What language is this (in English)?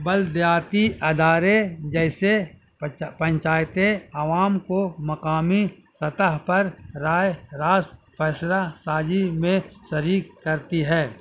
Urdu